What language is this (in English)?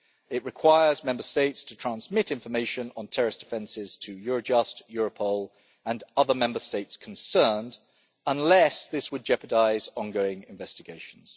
English